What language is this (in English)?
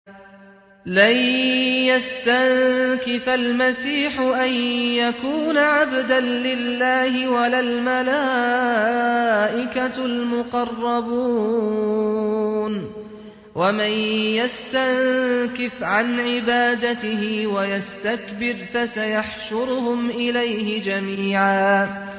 Arabic